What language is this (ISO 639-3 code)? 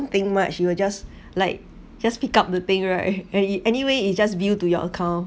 eng